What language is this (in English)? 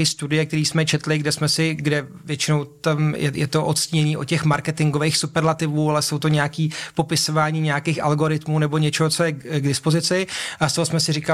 Czech